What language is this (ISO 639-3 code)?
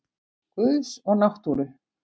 isl